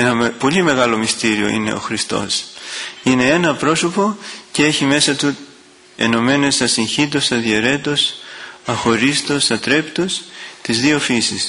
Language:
Greek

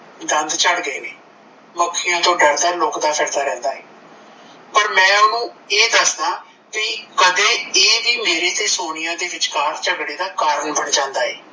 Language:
Punjabi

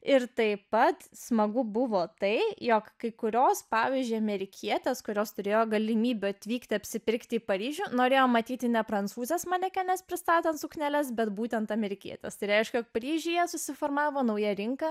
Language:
Lithuanian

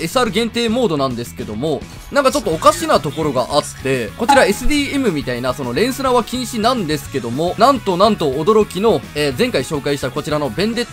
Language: Japanese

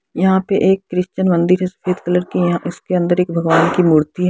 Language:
Hindi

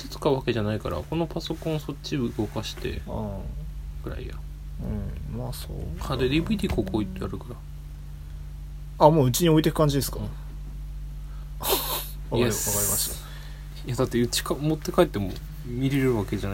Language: Japanese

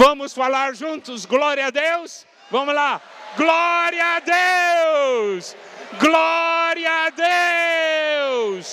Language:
Portuguese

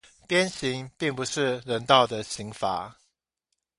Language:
Chinese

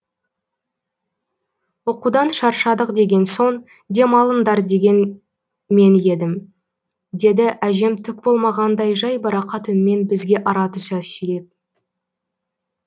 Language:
Kazakh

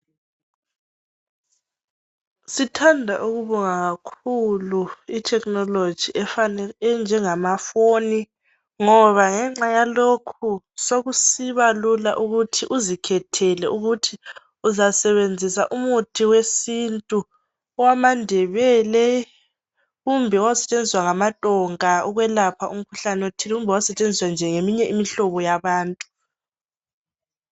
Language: North Ndebele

